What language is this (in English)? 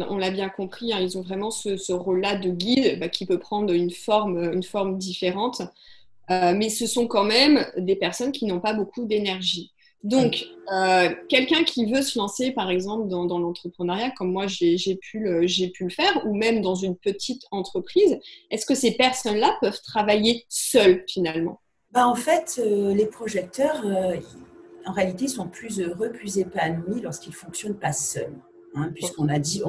French